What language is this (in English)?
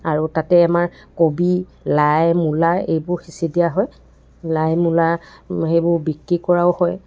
Assamese